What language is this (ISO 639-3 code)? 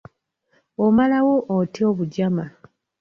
lug